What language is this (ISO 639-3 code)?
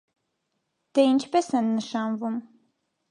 hye